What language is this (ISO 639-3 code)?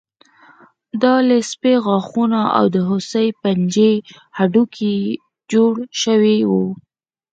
pus